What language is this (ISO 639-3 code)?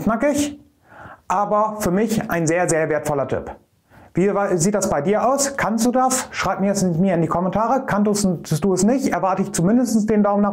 deu